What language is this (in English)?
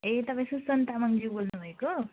Nepali